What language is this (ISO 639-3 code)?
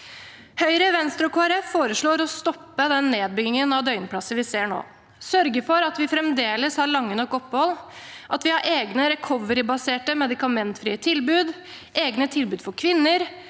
nor